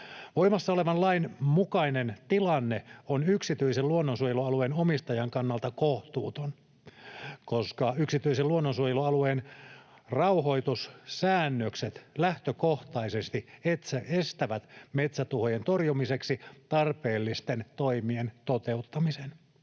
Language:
Finnish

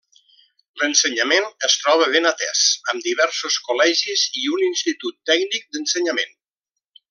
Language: Catalan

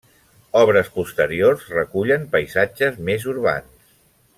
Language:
Catalan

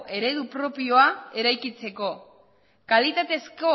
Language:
Basque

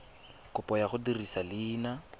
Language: Tswana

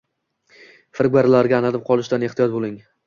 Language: Uzbek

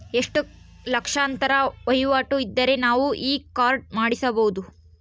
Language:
Kannada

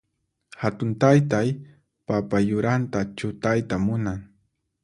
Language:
Puno Quechua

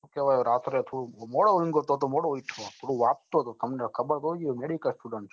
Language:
Gujarati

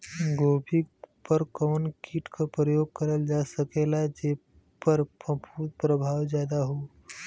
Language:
Bhojpuri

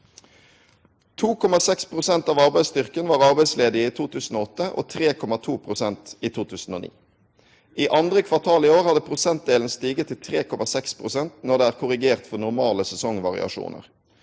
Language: Norwegian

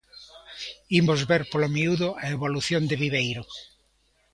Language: Galician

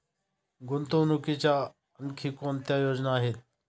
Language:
Marathi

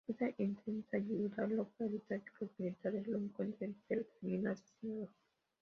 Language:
Spanish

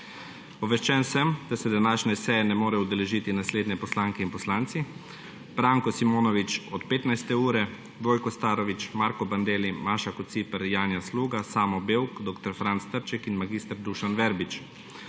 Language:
Slovenian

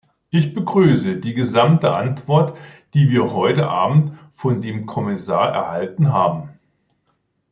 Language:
German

